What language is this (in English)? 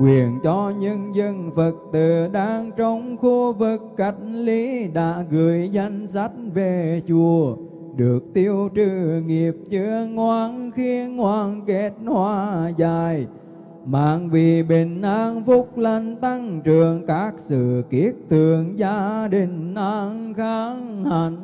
Vietnamese